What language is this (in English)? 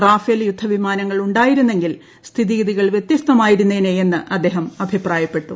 Malayalam